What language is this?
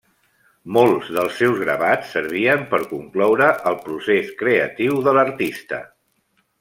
Catalan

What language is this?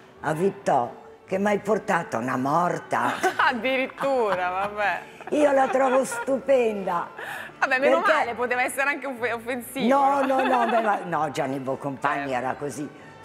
Italian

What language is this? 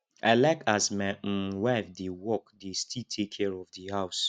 Nigerian Pidgin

